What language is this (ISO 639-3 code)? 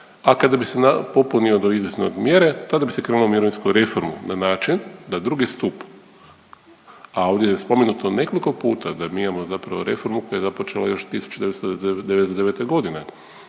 hrv